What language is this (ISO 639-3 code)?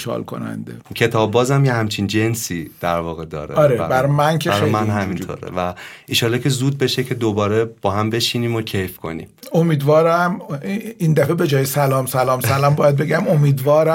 fas